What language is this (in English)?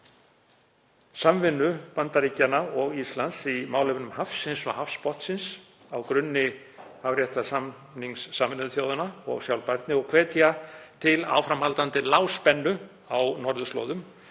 Icelandic